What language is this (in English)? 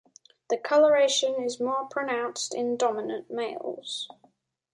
English